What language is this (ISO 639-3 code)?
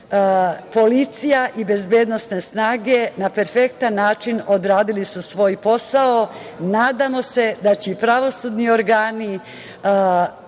srp